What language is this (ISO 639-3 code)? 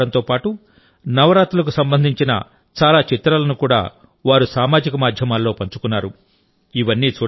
tel